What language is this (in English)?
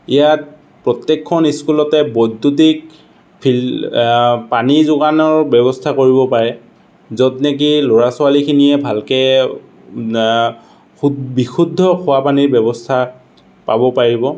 Assamese